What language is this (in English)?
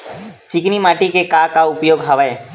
Chhattisgarhi